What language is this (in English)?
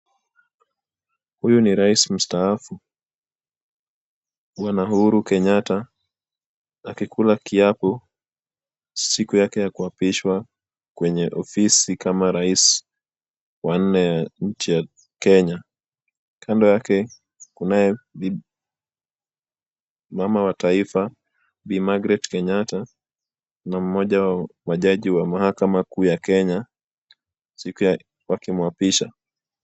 Swahili